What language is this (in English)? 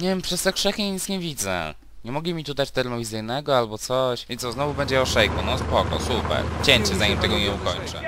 Polish